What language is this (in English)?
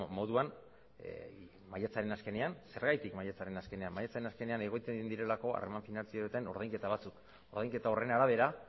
Basque